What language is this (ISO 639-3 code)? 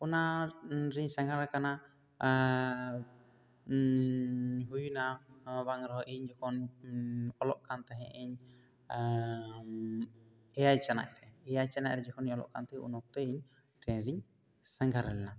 sat